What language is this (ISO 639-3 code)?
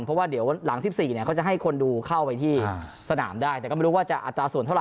tha